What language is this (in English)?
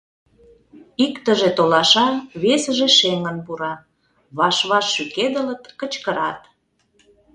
Mari